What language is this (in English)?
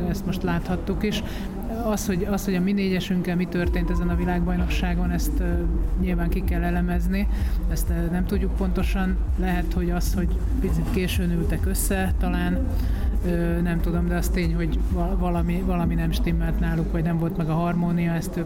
Hungarian